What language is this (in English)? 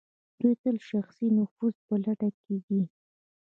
Pashto